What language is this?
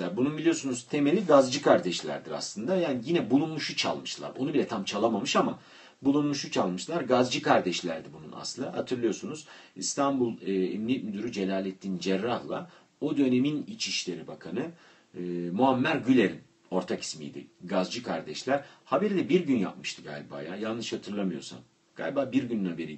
Turkish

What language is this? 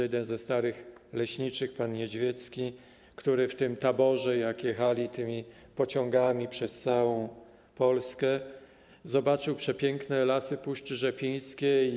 Polish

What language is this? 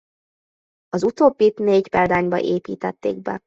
Hungarian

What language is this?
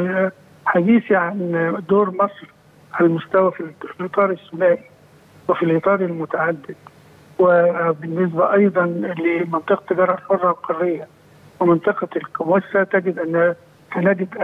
Arabic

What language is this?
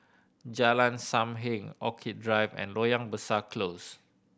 English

